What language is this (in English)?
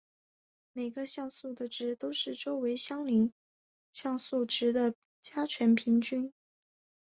Chinese